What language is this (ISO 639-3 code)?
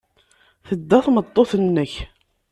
kab